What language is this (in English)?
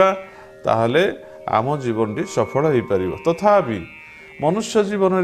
Bangla